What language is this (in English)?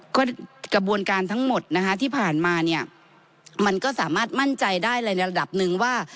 Thai